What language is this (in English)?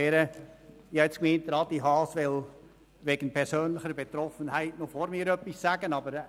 Swiss German